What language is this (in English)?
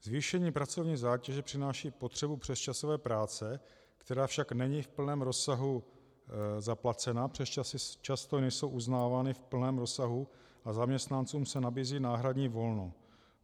Czech